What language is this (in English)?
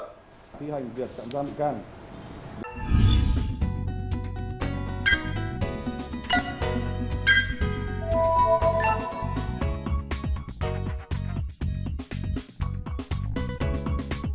Vietnamese